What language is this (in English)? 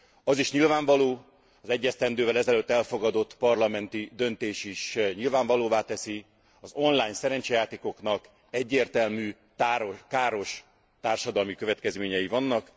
Hungarian